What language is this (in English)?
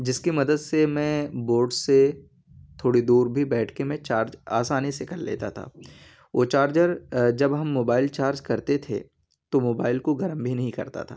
Urdu